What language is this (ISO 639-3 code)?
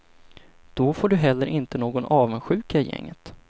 swe